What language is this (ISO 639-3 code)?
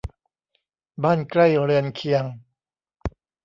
tha